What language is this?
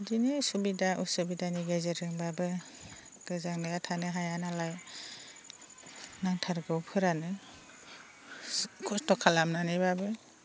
Bodo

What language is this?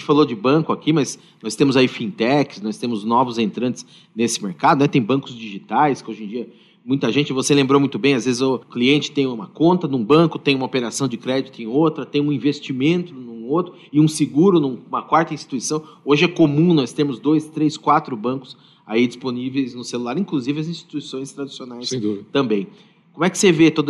Portuguese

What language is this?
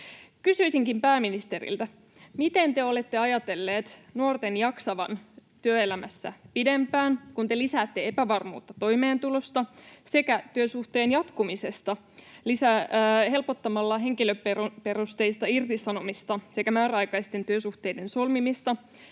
Finnish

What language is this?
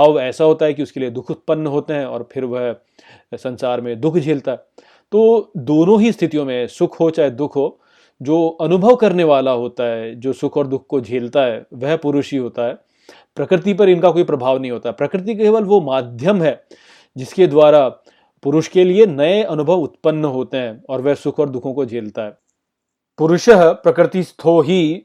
Hindi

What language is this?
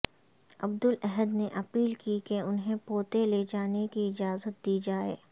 Urdu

